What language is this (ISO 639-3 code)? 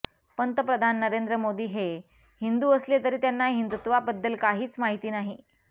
mar